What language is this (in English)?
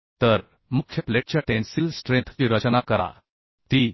Marathi